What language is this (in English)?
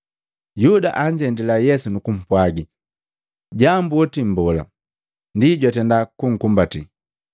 Matengo